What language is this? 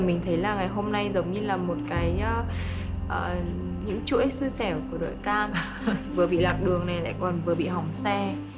Vietnamese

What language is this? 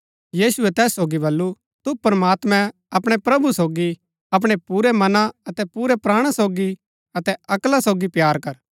Gaddi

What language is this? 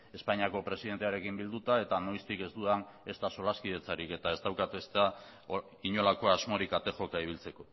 Basque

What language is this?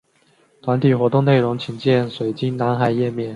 Chinese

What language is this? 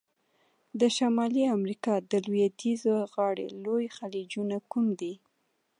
Pashto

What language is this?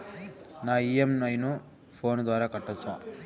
Telugu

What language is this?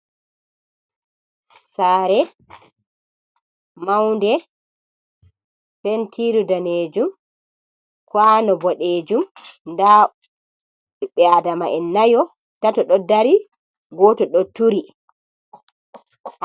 Fula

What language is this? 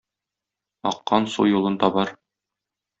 Tatar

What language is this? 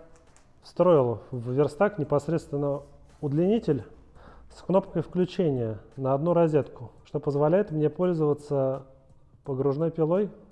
Russian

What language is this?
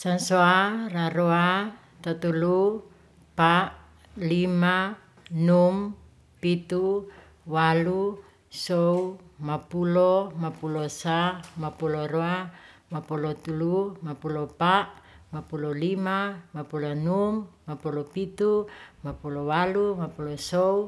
Ratahan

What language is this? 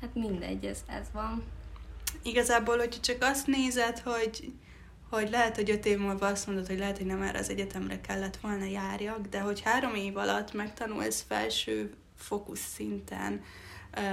Hungarian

